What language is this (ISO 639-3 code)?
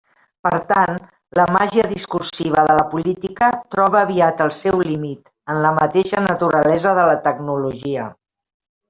cat